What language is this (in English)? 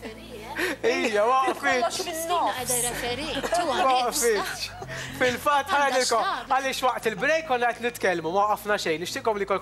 Arabic